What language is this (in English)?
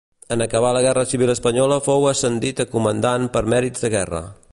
Catalan